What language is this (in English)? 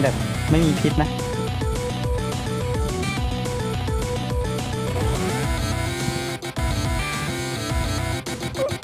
Thai